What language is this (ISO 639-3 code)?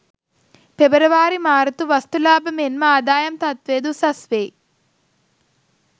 sin